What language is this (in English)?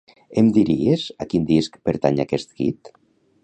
Catalan